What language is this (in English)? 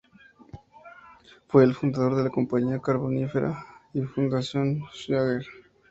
Spanish